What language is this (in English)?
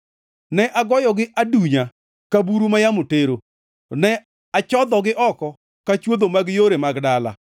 Luo (Kenya and Tanzania)